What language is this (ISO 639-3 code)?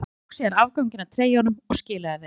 isl